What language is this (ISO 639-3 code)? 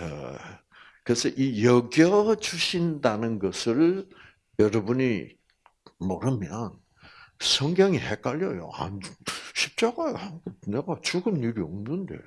kor